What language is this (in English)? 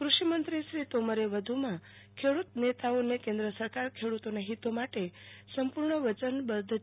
Gujarati